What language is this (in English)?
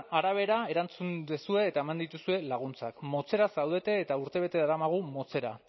Basque